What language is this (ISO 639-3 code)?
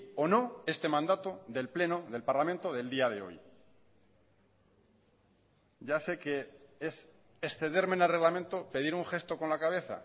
spa